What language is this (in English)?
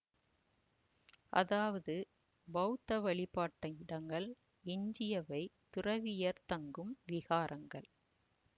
Tamil